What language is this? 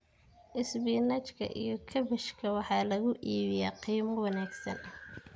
Somali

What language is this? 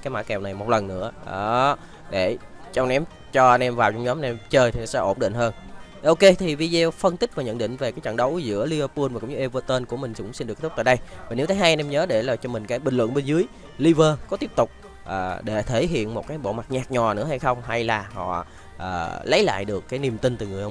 Vietnamese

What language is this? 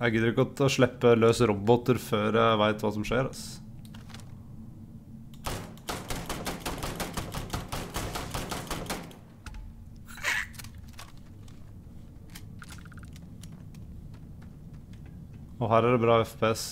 Norwegian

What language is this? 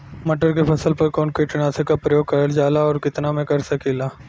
Bhojpuri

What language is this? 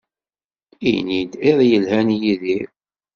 Kabyle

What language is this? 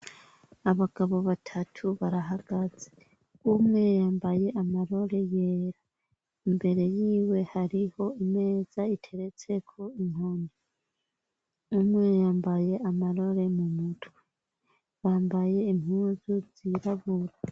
Rundi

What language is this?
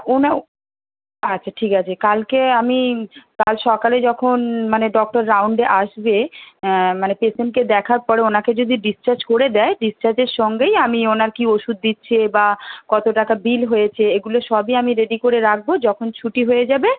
Bangla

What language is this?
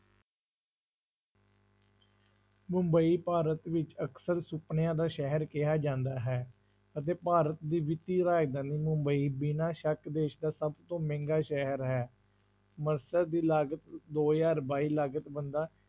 Punjabi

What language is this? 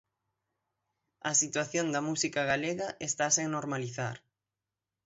Galician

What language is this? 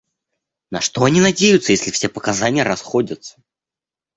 Russian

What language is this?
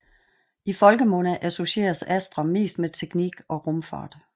Danish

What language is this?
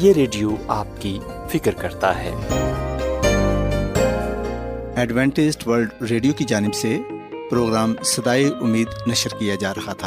Urdu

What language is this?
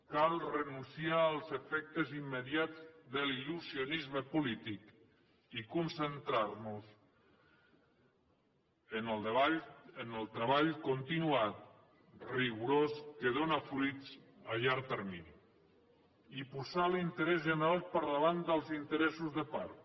Catalan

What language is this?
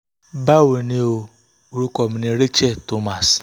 Yoruba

